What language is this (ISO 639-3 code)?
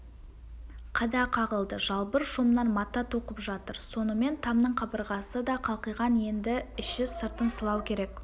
kaz